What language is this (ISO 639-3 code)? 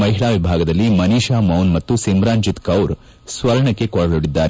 kan